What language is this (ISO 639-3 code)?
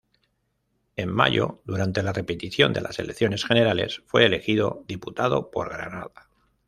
spa